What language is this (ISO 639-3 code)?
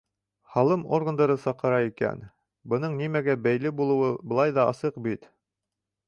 bak